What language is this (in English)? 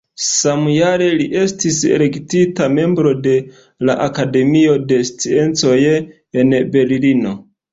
Esperanto